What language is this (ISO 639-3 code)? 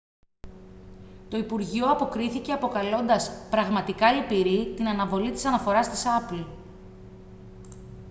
ell